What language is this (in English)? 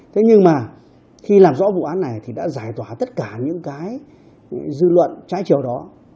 Vietnamese